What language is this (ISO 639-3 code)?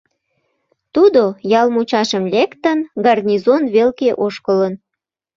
chm